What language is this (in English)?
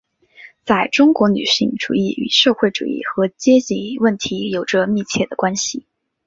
Chinese